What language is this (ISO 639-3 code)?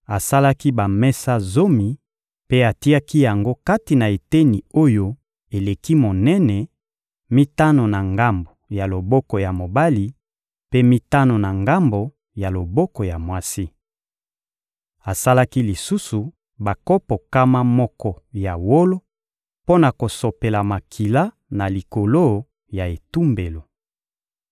lin